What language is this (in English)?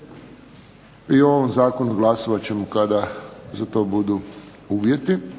Croatian